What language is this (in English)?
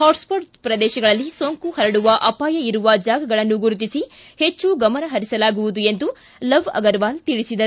Kannada